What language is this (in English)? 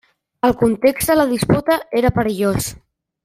Catalan